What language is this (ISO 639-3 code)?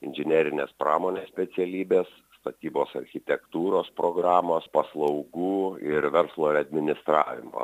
lit